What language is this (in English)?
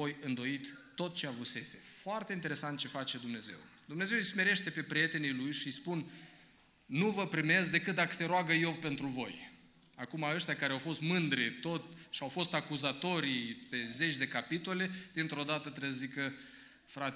Romanian